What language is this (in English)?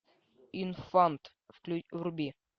Russian